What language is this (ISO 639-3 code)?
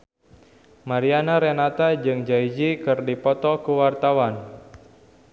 sun